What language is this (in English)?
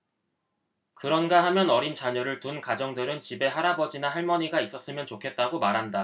Korean